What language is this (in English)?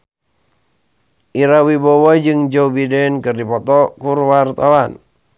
Sundanese